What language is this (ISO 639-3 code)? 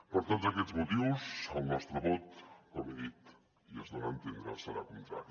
cat